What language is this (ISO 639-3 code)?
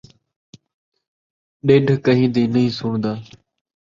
skr